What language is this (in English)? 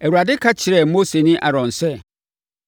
Akan